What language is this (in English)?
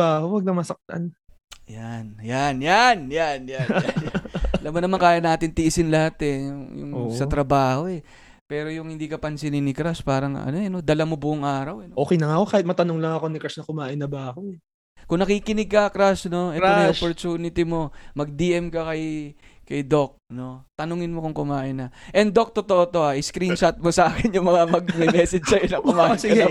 Filipino